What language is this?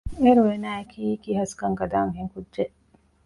Divehi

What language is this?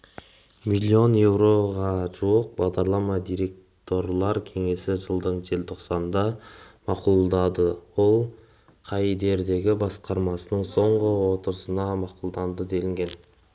Kazakh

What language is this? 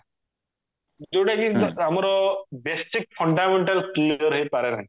Odia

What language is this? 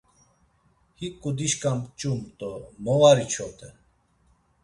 Laz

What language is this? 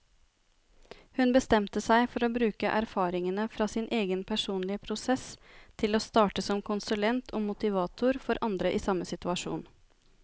Norwegian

